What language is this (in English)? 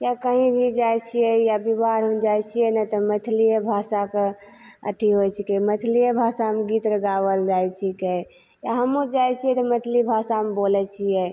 Maithili